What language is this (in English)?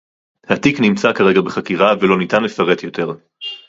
Hebrew